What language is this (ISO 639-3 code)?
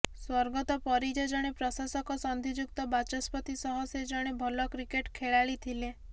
ori